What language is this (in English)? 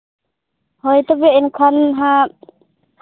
Santali